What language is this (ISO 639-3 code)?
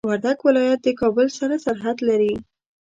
pus